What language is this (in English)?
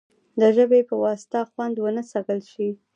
Pashto